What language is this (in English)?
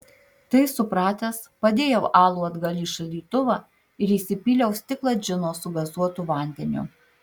Lithuanian